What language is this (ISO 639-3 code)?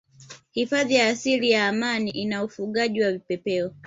swa